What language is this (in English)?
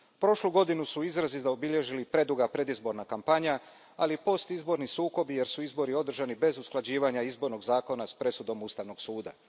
Croatian